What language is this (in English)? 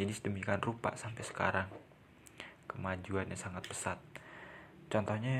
Indonesian